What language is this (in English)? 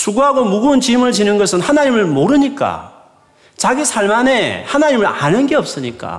Korean